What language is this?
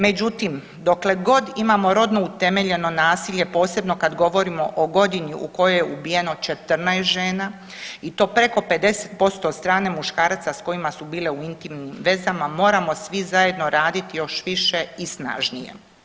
Croatian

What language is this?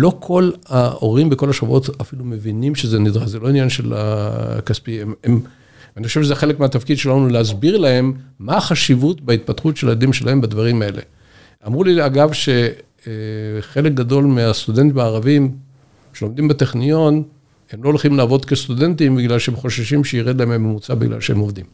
Hebrew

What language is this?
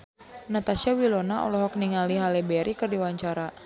Sundanese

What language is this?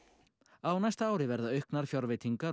Icelandic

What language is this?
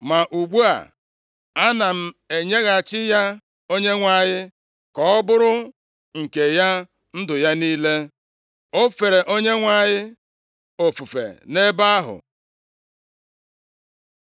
Igbo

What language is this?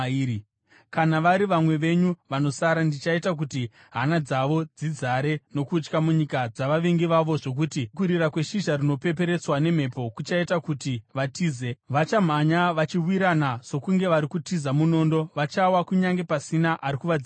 Shona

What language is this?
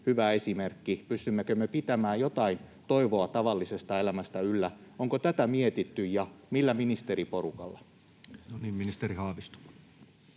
Finnish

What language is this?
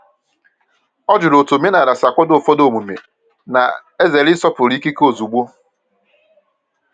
Igbo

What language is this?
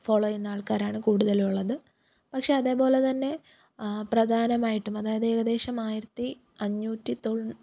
Malayalam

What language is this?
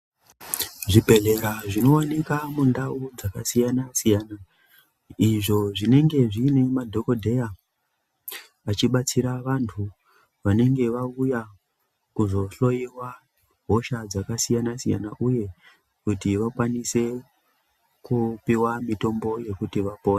Ndau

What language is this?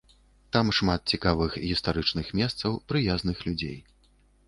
Belarusian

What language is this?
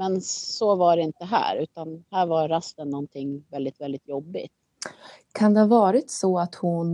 Swedish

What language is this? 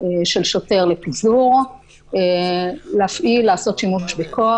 Hebrew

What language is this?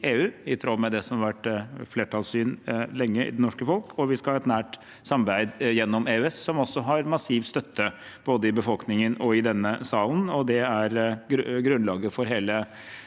Norwegian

